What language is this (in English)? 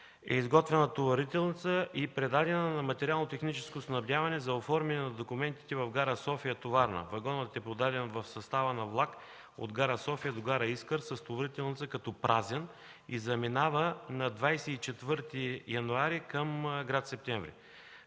Bulgarian